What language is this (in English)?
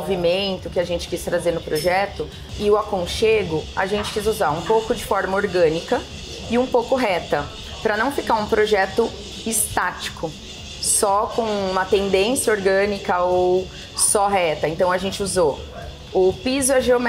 Portuguese